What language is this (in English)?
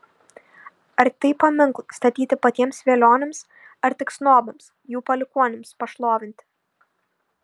Lithuanian